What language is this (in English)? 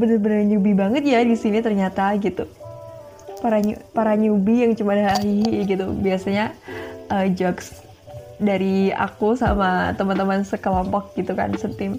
Indonesian